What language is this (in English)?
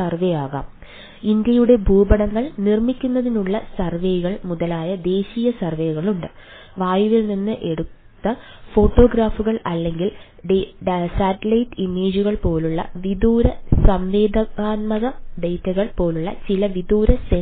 Malayalam